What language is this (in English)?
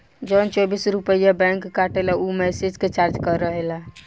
Bhojpuri